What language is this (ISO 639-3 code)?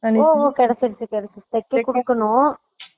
tam